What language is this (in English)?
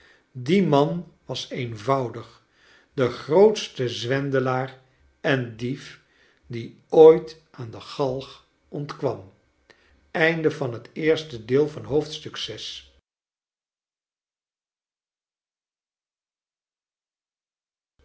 Dutch